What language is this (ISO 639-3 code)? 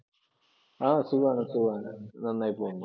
mal